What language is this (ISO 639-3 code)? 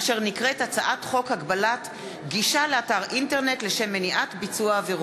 heb